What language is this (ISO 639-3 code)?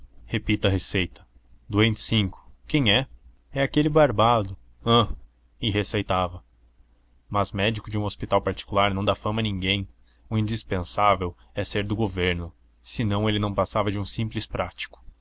por